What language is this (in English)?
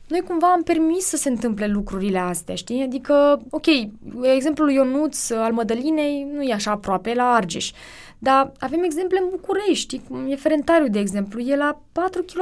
Romanian